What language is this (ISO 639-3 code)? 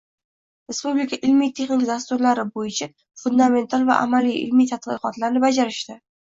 uzb